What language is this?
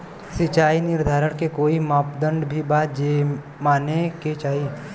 Bhojpuri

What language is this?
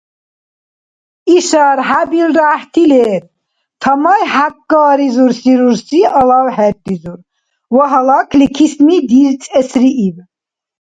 Dargwa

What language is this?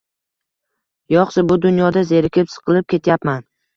Uzbek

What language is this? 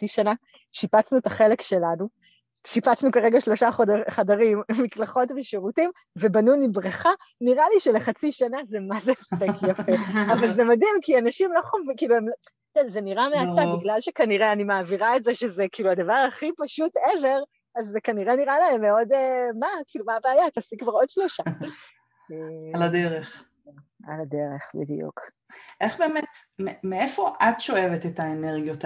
Hebrew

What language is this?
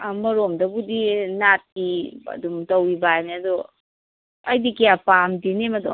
Manipuri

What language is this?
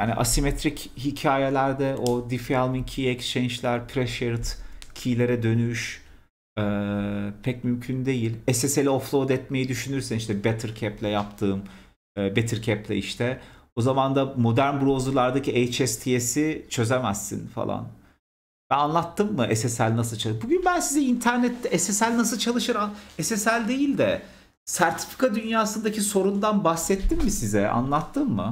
Turkish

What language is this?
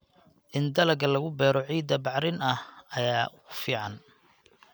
Somali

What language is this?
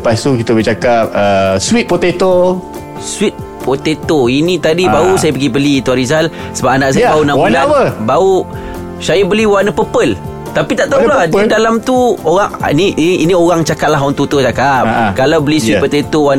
Malay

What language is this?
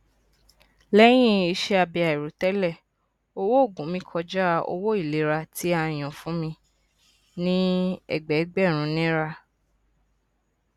Yoruba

